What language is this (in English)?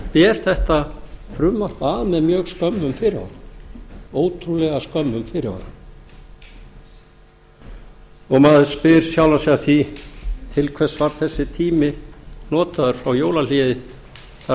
Icelandic